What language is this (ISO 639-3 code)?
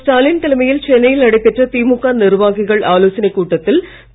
tam